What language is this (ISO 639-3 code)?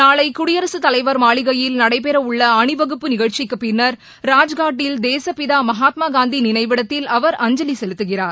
tam